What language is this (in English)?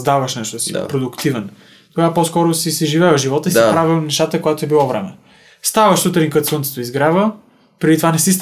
Bulgarian